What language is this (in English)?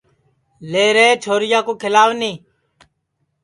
Sansi